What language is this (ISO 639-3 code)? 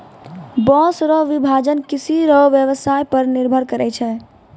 mai